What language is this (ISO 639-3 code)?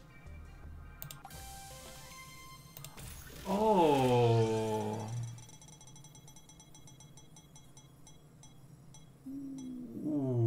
hun